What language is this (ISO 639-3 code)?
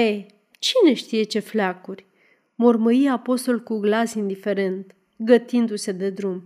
ron